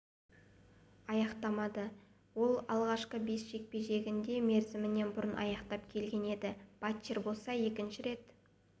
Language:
Kazakh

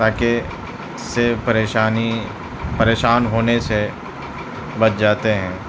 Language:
Urdu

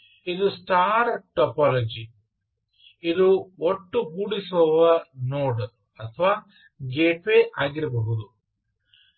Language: Kannada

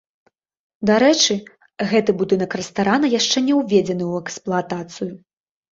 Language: Belarusian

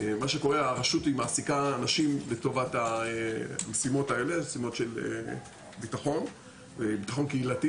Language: Hebrew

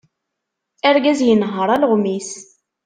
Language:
Kabyle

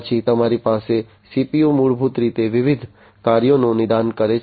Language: Gujarati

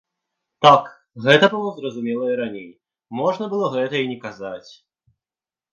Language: Belarusian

